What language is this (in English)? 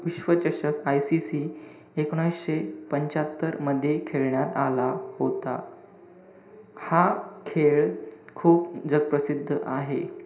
Marathi